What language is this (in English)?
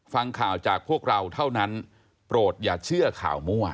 Thai